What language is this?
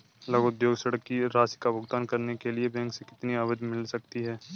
Hindi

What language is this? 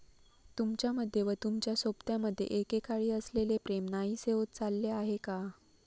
Marathi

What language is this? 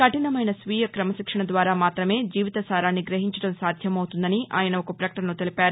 Telugu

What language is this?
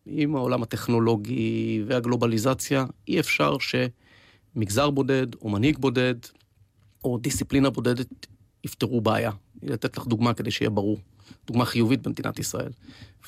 Hebrew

